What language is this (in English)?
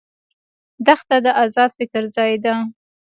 Pashto